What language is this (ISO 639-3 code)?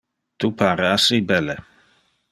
ina